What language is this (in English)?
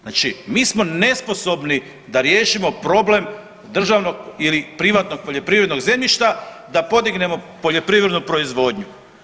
Croatian